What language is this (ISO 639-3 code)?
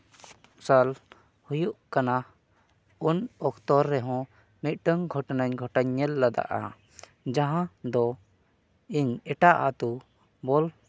sat